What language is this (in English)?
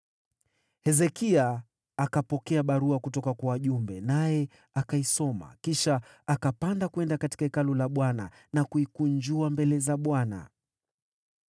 Swahili